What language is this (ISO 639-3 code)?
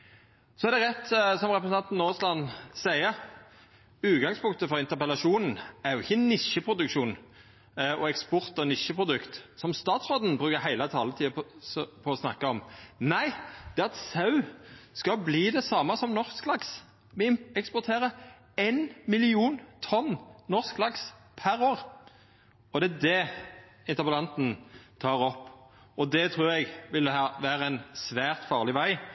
nno